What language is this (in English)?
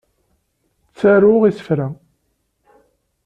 Kabyle